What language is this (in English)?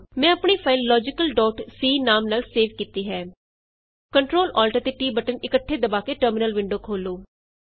Punjabi